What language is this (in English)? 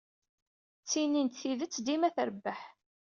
Kabyle